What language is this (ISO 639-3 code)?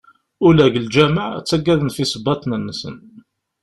kab